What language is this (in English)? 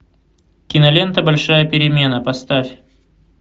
Russian